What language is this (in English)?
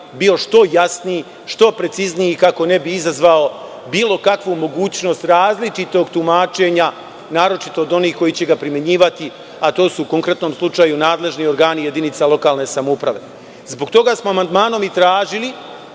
Serbian